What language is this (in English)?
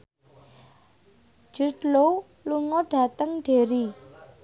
Javanese